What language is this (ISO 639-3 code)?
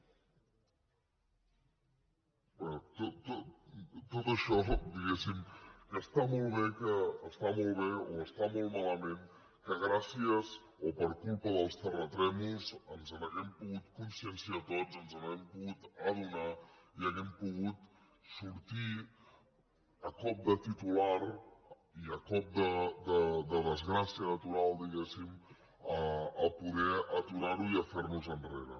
cat